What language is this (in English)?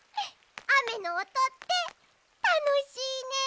Japanese